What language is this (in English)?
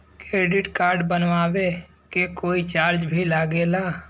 Bhojpuri